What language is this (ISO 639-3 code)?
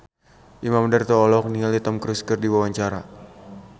sun